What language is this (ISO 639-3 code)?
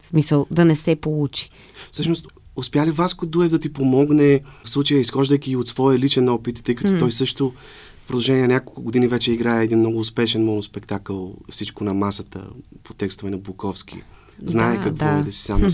bul